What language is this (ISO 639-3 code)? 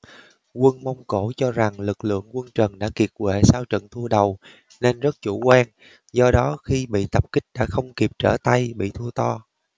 vie